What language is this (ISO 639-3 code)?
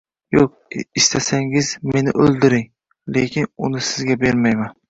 uzb